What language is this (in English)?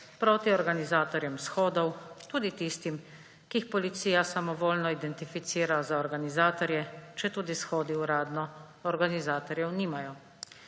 Slovenian